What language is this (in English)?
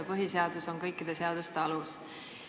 Estonian